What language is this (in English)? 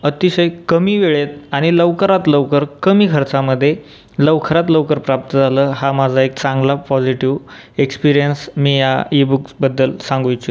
Marathi